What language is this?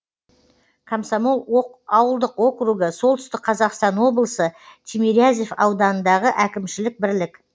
Kazakh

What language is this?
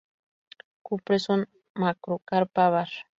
Spanish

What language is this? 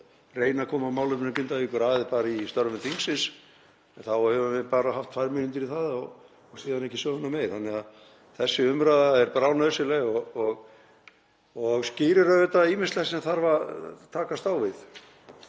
Icelandic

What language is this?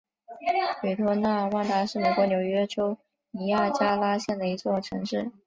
Chinese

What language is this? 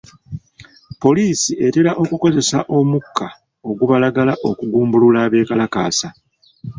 Ganda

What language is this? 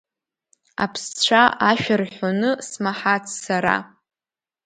Abkhazian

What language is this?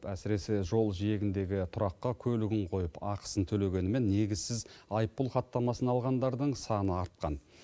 Kazakh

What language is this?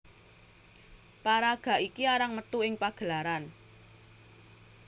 Javanese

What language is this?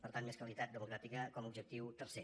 Catalan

